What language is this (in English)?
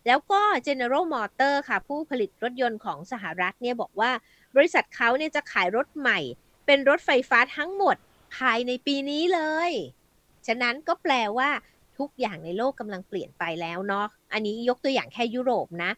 Thai